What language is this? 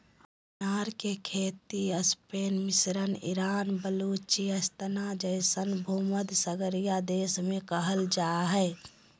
Magahi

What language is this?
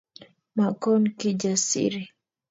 Kalenjin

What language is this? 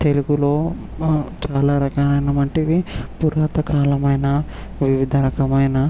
Telugu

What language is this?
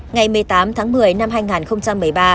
Vietnamese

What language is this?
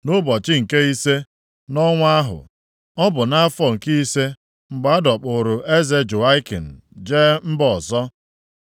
Igbo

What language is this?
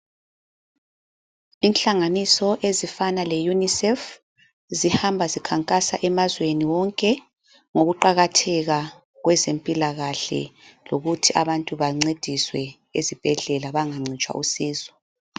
North Ndebele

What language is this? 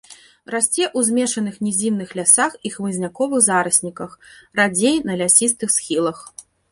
Belarusian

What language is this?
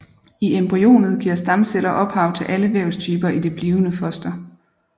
Danish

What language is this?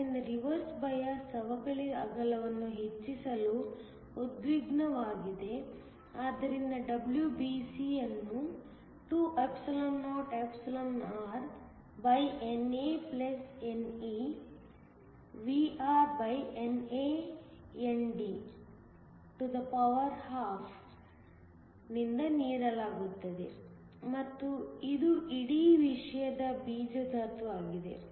Kannada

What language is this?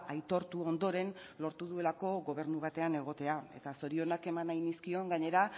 Basque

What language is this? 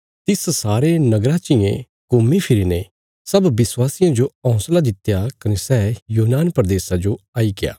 Bilaspuri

